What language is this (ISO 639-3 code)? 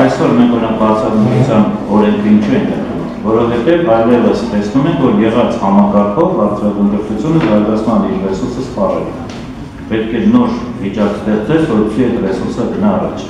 tur